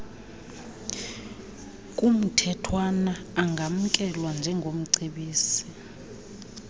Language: Xhosa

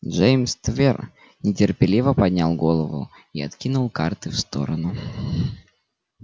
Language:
Russian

